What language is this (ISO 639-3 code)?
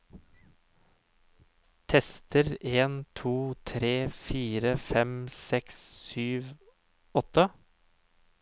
nor